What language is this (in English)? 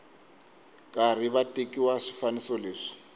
Tsonga